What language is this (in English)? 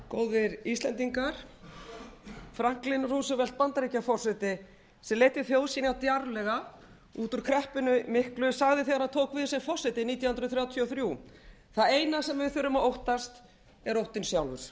Icelandic